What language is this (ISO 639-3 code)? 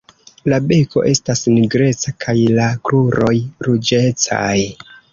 epo